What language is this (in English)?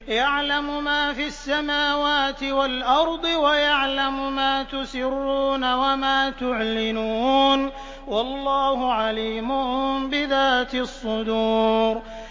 Arabic